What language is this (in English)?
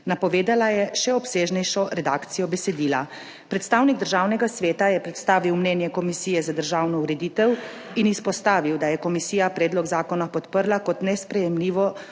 Slovenian